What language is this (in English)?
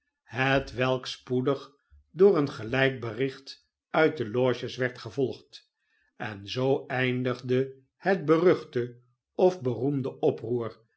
Dutch